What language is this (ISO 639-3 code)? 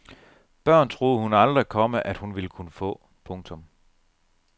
dan